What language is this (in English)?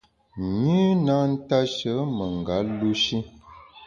Bamun